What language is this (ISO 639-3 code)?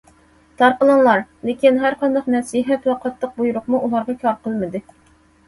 uig